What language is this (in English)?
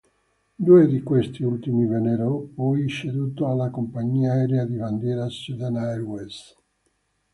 Italian